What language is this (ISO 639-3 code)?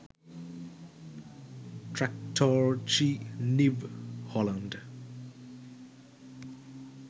sin